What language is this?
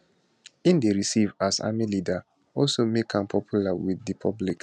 Nigerian Pidgin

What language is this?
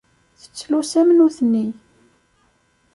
Kabyle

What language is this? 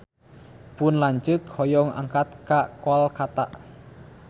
Sundanese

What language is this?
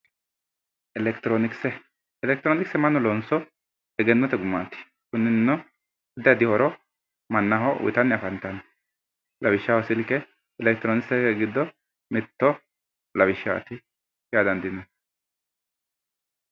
Sidamo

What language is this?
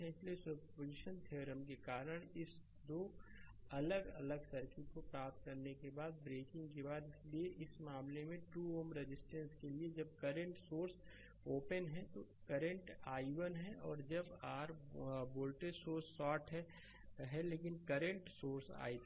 Hindi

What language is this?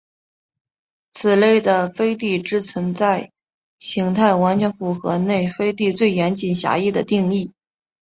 Chinese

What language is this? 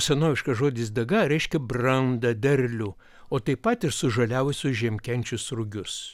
Lithuanian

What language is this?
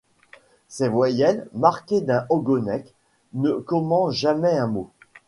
French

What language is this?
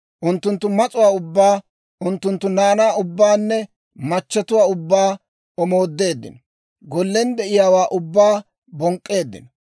Dawro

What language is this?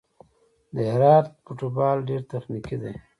Pashto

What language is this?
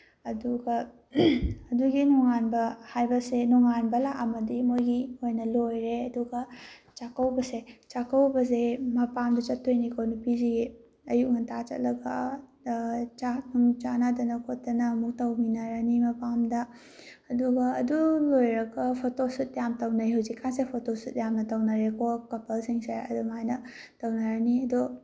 Manipuri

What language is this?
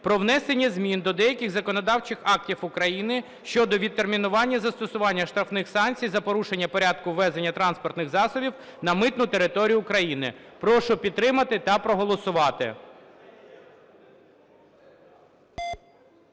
Ukrainian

